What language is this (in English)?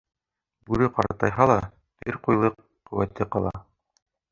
Bashkir